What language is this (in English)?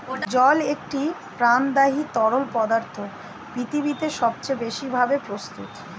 Bangla